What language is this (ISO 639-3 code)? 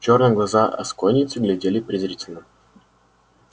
rus